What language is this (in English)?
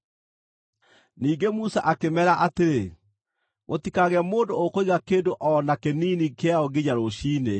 Kikuyu